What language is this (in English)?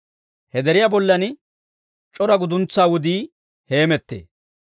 Dawro